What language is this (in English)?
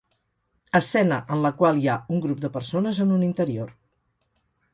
Catalan